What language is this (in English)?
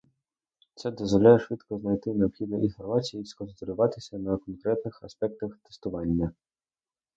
Ukrainian